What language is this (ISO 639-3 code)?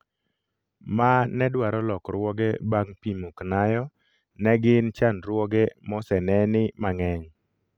luo